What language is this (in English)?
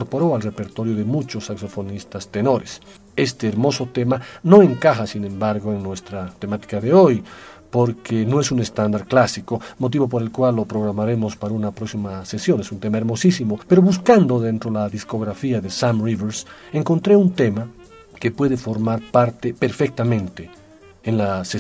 Spanish